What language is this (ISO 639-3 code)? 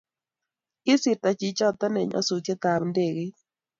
kln